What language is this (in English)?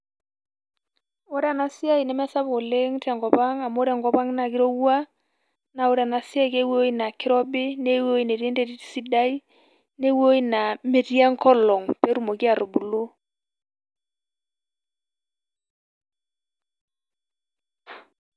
Masai